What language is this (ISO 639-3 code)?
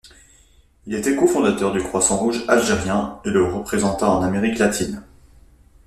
fra